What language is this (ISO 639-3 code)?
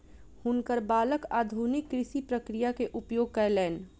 mai